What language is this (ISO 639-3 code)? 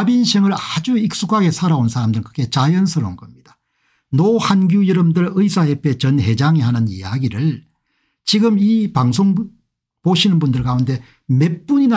kor